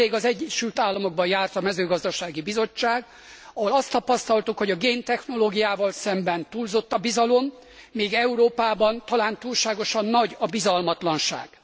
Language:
Hungarian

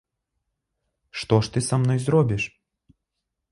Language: Belarusian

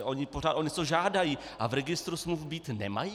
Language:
Czech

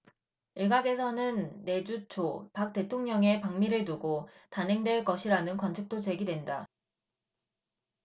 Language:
Korean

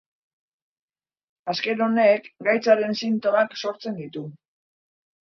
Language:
Basque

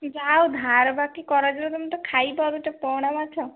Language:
Odia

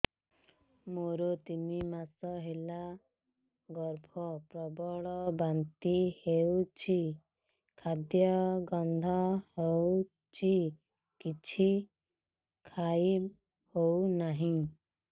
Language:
Odia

